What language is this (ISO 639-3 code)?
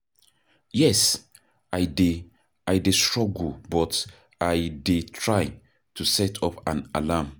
pcm